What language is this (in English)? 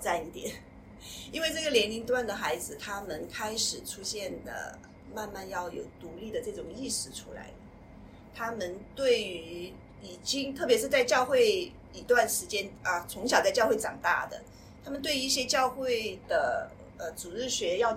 Chinese